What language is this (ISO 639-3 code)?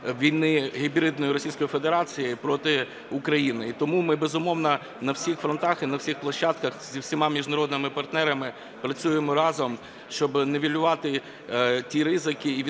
ukr